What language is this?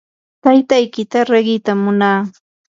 Yanahuanca Pasco Quechua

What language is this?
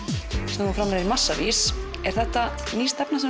Icelandic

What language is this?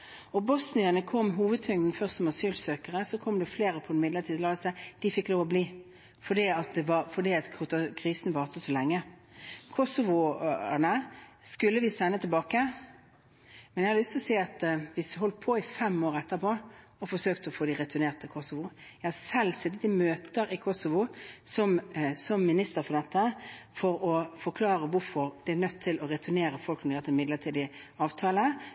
Norwegian Bokmål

